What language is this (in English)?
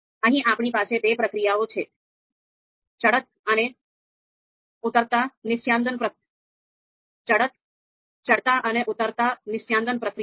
Gujarati